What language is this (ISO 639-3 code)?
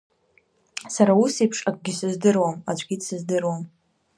abk